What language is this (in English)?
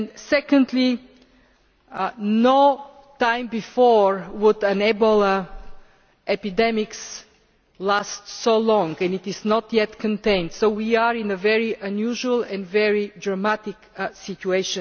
English